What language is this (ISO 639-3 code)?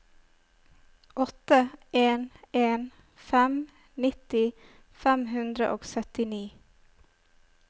nor